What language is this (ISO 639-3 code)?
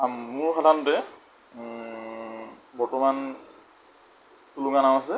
asm